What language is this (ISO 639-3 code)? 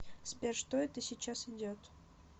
rus